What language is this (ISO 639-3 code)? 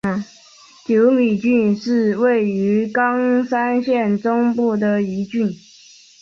zho